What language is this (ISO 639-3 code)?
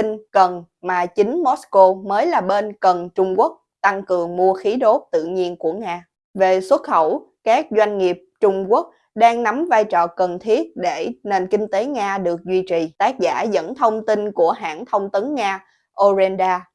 vie